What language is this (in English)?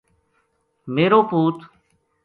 Gujari